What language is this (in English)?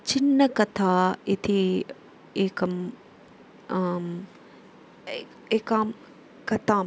Sanskrit